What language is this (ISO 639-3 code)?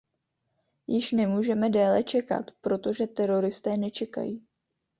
ces